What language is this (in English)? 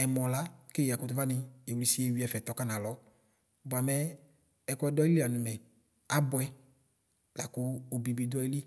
Ikposo